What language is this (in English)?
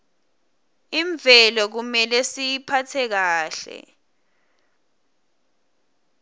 Swati